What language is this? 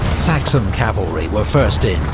English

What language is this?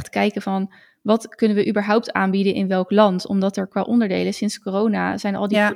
Dutch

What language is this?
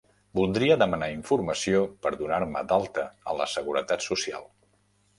Catalan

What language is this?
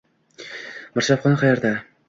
Uzbek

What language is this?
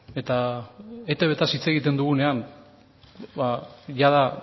Basque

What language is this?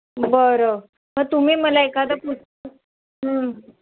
Marathi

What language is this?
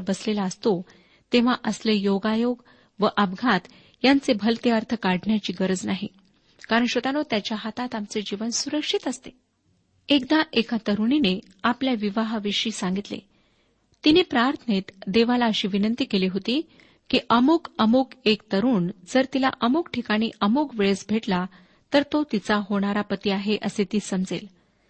Marathi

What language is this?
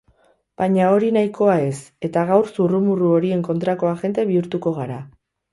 Basque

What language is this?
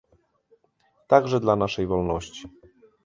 Polish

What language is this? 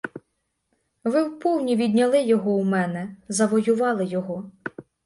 Ukrainian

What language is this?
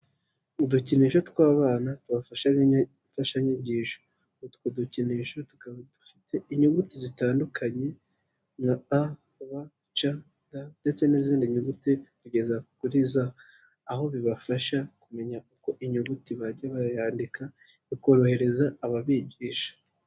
Kinyarwanda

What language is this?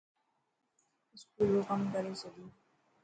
Dhatki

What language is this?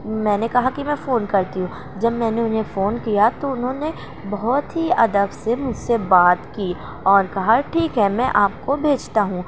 Urdu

